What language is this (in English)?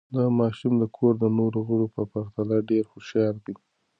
Pashto